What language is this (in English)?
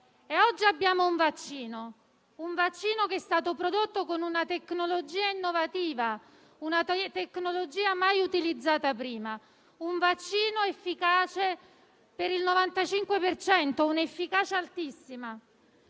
Italian